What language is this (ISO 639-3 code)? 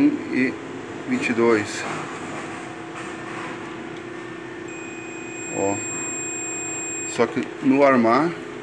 por